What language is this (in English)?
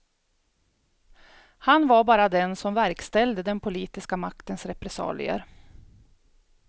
Swedish